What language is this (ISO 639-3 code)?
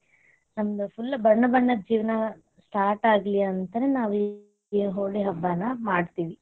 kan